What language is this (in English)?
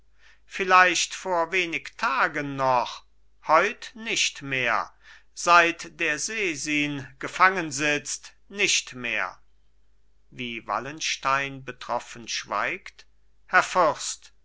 German